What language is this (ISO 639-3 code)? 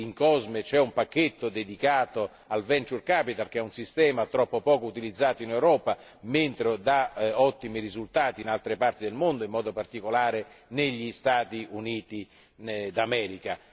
ita